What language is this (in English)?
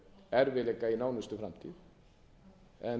Icelandic